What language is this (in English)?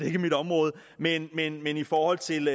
Danish